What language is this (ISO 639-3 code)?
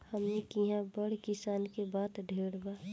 bho